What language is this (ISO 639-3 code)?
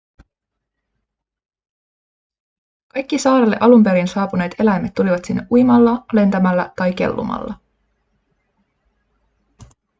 fin